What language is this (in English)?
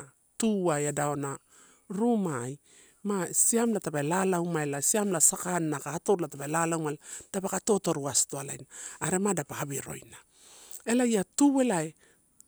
Torau